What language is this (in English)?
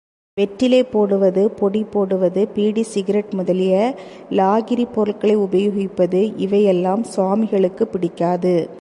Tamil